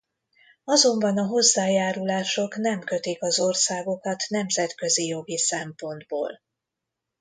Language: Hungarian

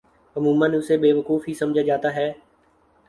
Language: Urdu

